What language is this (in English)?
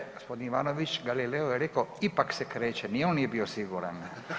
Croatian